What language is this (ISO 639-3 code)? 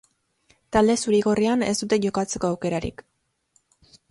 eus